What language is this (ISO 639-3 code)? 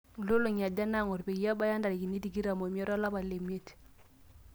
mas